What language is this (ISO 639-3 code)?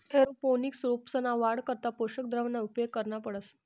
mar